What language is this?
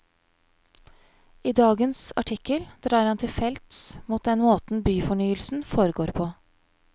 Norwegian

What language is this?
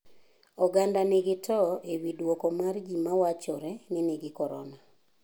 Luo (Kenya and Tanzania)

